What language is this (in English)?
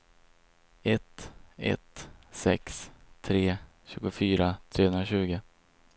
Swedish